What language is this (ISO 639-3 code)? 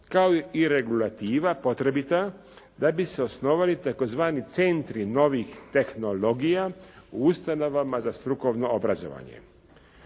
hrv